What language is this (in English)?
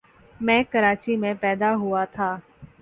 Urdu